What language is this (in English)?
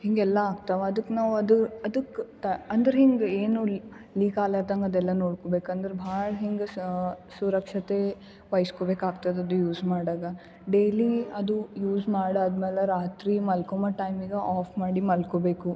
Kannada